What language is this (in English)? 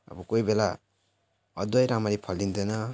Nepali